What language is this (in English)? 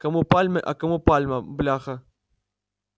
Russian